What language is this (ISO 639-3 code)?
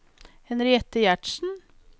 nor